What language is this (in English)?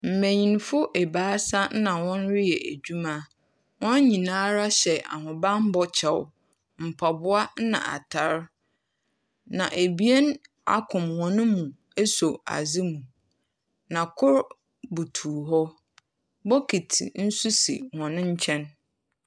Akan